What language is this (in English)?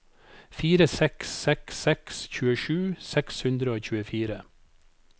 Norwegian